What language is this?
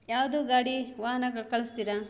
Kannada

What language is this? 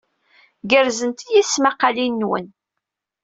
Kabyle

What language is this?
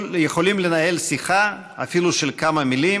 Hebrew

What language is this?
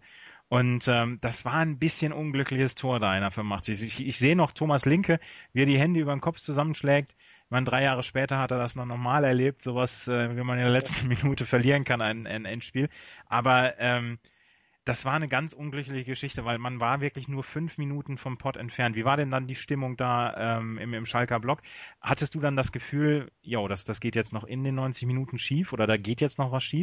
German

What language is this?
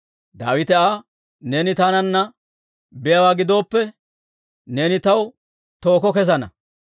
Dawro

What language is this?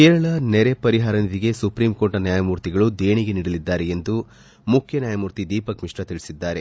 Kannada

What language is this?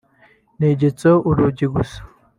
Kinyarwanda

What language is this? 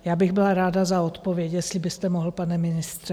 Czech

